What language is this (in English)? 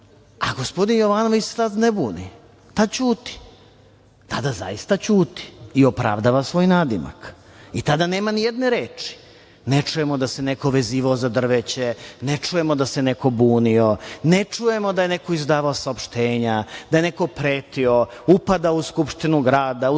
Serbian